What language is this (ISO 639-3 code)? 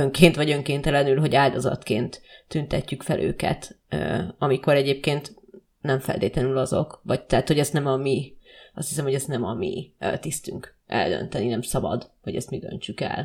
hun